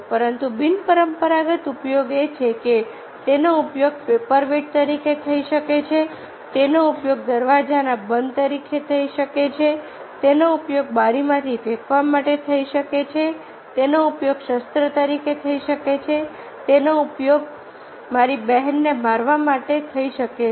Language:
Gujarati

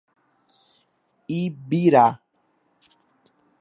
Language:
Portuguese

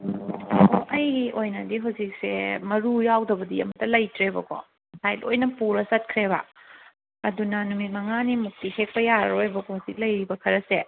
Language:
Manipuri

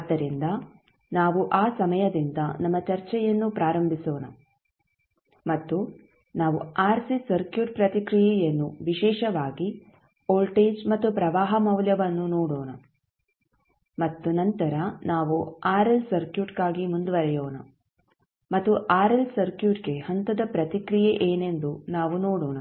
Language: Kannada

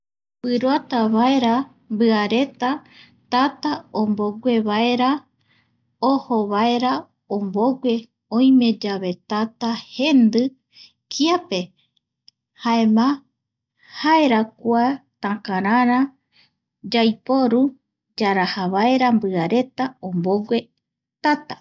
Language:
Eastern Bolivian Guaraní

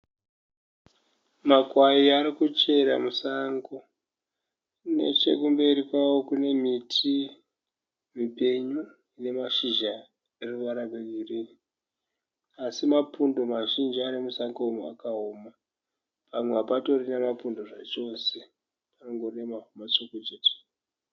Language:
Shona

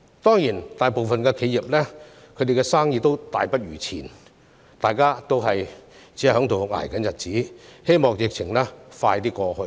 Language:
Cantonese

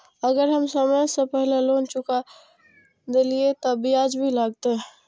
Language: Maithili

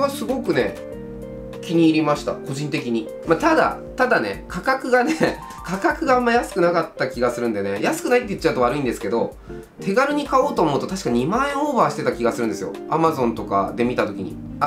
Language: Japanese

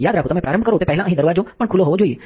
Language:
Gujarati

